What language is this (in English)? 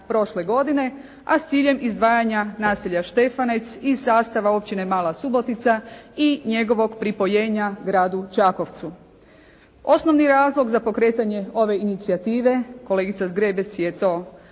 Croatian